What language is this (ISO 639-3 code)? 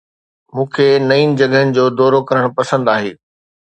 snd